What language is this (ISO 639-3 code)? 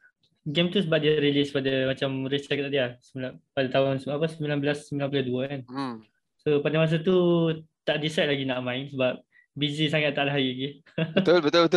msa